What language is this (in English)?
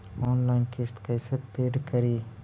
Magahi